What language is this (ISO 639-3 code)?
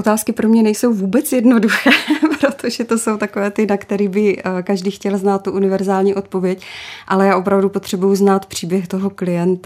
ces